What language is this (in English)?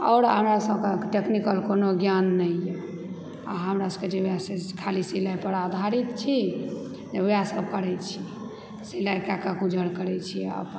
Maithili